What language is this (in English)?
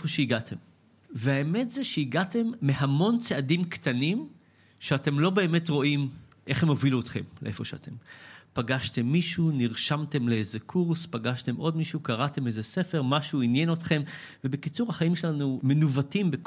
Hebrew